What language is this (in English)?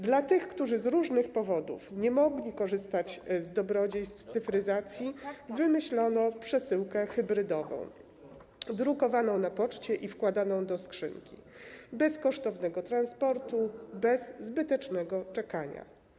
Polish